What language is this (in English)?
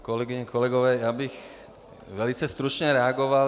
Czech